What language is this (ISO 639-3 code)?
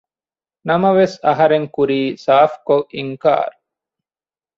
div